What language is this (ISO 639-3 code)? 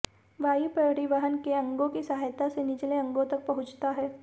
hin